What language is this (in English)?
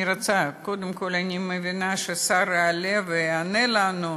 Hebrew